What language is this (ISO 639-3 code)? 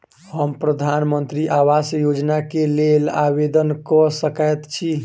mai